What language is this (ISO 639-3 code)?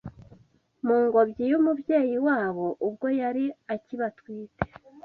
kin